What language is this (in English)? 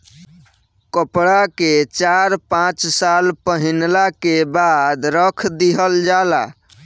Bhojpuri